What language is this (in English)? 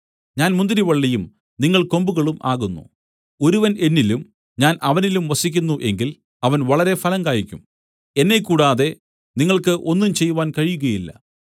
Malayalam